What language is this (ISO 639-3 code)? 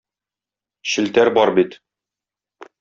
tat